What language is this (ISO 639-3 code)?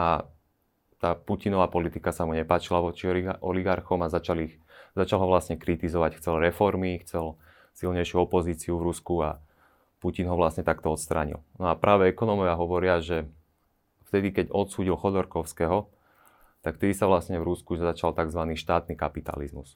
slk